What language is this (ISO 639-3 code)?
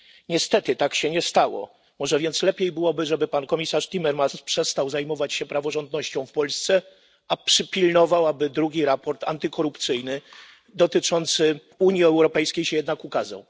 pol